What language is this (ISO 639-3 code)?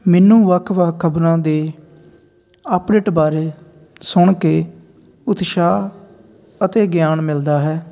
pan